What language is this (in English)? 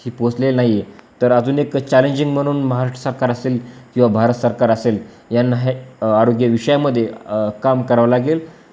Marathi